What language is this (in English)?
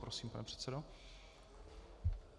Czech